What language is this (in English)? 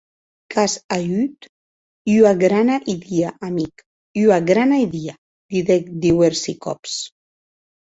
Occitan